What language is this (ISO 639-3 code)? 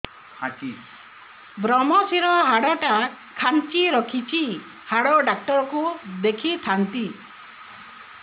ori